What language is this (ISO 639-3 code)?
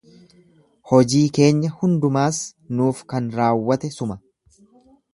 orm